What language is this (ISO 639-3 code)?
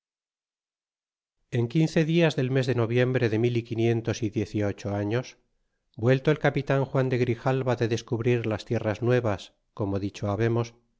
spa